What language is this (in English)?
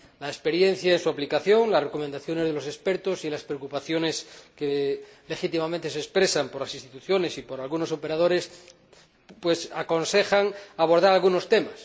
Spanish